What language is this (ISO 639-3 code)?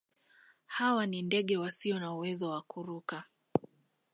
swa